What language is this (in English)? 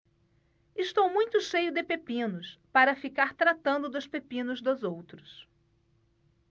Portuguese